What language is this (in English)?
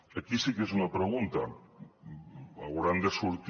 Catalan